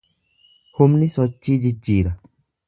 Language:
Oromo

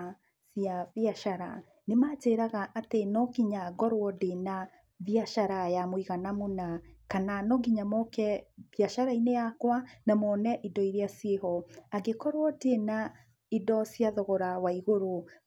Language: Kikuyu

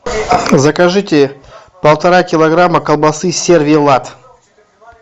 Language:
Russian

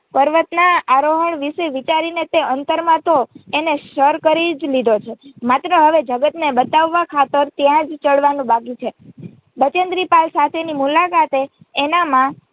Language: Gujarati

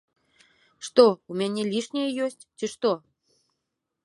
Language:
Belarusian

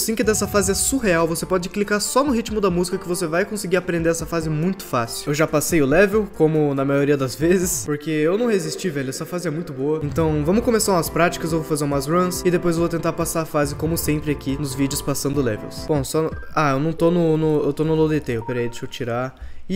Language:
Portuguese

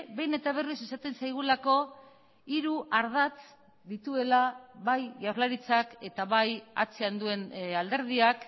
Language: Basque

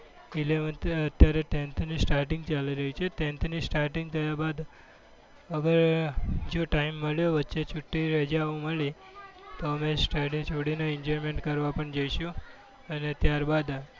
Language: Gujarati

